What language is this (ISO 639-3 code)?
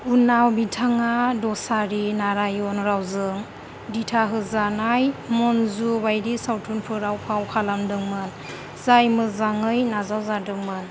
brx